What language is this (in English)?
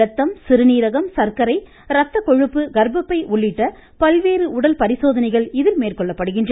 Tamil